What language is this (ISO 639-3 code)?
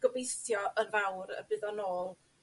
cym